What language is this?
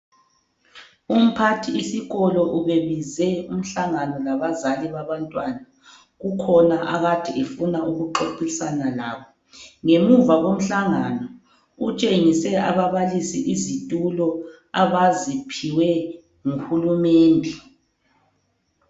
North Ndebele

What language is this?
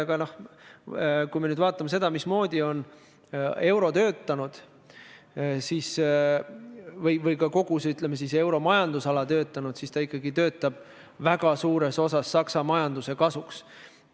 Estonian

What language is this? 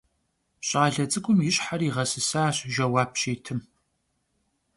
Kabardian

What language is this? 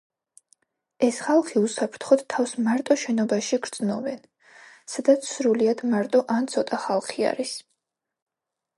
Georgian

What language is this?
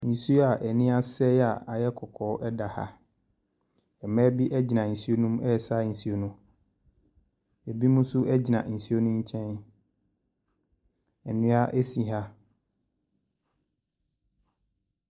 Akan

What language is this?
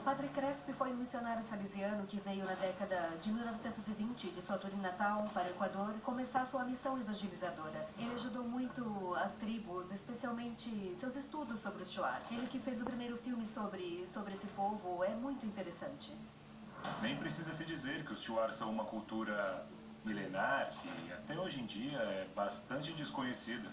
Portuguese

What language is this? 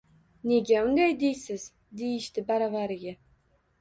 Uzbek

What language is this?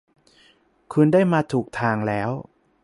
Thai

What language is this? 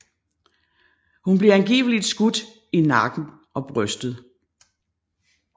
Danish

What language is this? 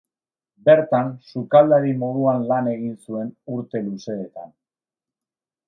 Basque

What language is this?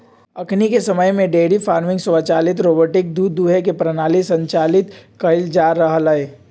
Magahi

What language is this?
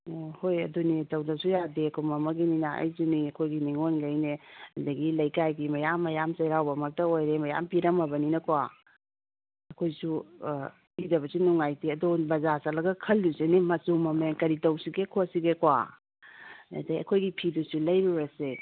Manipuri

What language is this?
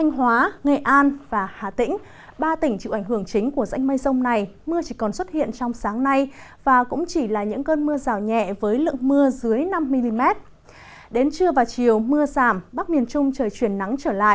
Vietnamese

